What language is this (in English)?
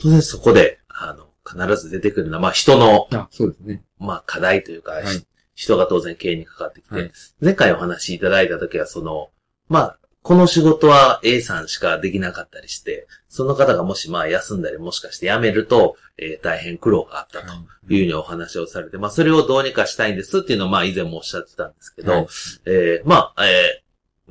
Japanese